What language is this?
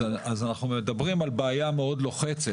Hebrew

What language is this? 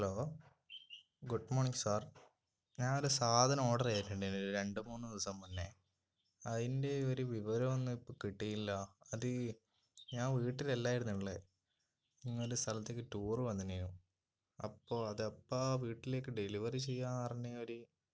Malayalam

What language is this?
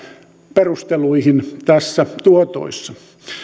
Finnish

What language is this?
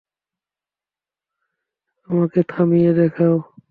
Bangla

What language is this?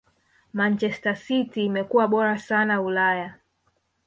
Swahili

